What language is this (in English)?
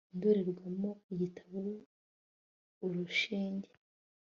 Kinyarwanda